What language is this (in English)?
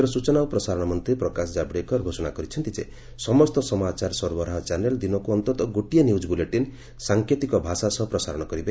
Odia